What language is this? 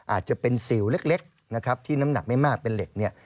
Thai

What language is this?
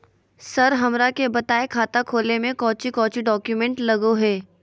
Magahi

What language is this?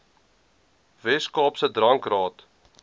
Afrikaans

